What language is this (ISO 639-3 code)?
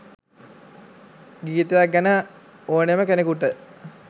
sin